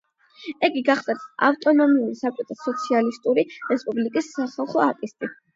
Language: Georgian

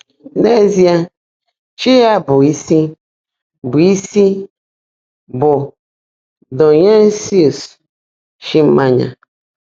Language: Igbo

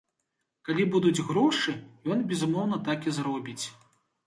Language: Belarusian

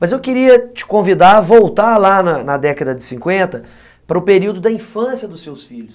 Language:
Portuguese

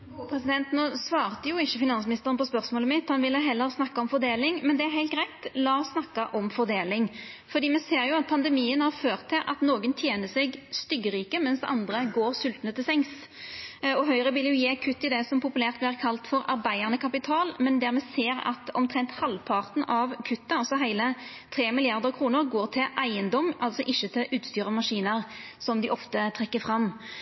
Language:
Norwegian Nynorsk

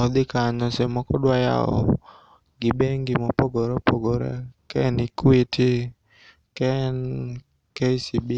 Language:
Luo (Kenya and Tanzania)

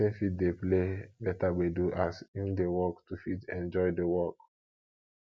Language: Nigerian Pidgin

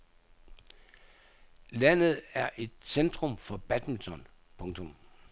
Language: Danish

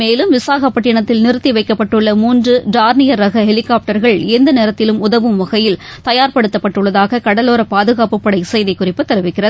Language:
Tamil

